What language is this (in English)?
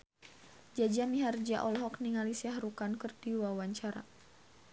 Sundanese